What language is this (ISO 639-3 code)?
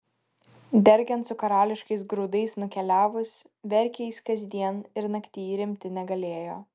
lit